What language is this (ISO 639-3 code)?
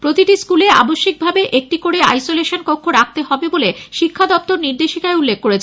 ben